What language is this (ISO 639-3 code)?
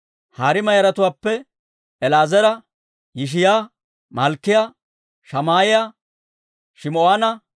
dwr